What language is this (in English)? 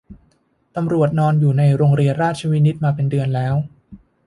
Thai